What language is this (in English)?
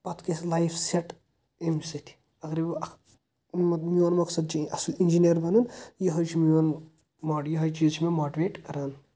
Kashmiri